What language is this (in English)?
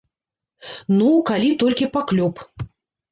Belarusian